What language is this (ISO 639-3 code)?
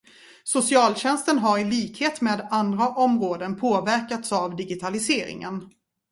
swe